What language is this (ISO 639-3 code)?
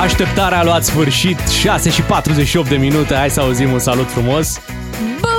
ron